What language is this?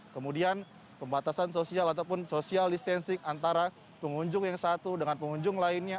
Indonesian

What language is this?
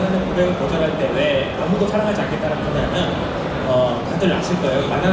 Korean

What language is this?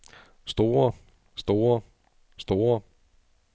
Danish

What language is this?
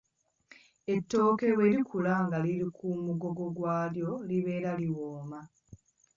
Ganda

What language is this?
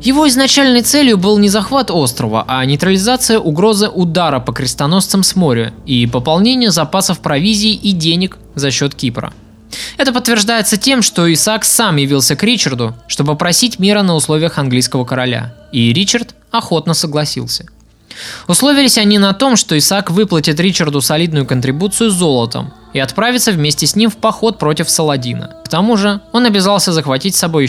Russian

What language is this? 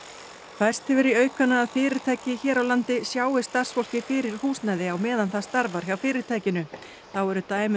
Icelandic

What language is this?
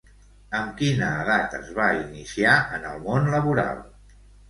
Catalan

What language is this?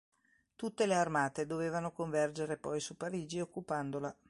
Italian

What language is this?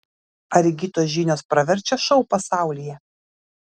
Lithuanian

